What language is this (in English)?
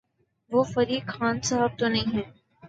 Urdu